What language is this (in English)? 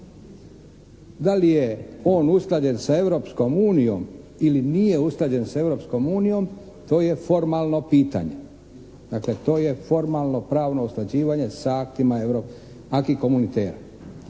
Croatian